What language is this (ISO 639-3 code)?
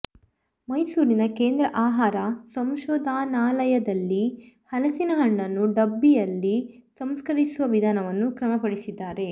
kan